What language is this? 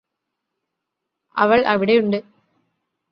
Malayalam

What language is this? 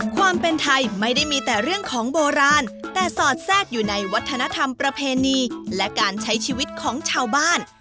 Thai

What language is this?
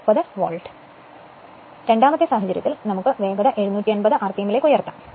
Malayalam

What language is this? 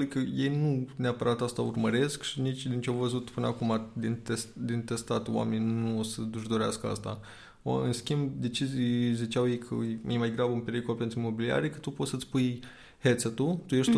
Romanian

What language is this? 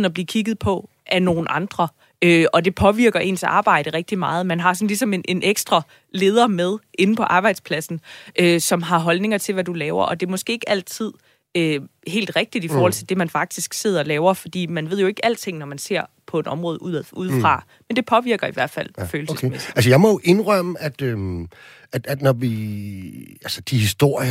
Danish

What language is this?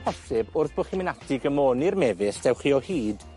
Welsh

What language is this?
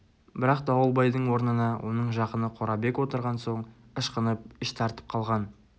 Kazakh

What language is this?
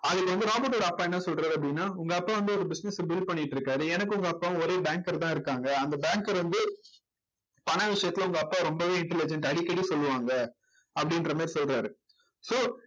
Tamil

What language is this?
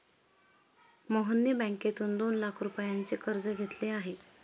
Marathi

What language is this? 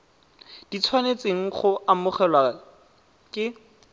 Tswana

